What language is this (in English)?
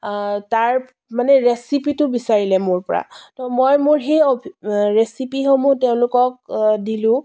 Assamese